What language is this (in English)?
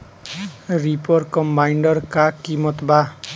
Bhojpuri